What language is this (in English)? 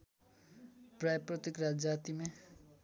Nepali